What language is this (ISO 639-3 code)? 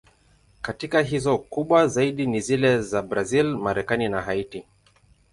swa